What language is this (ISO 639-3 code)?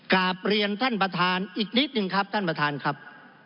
tha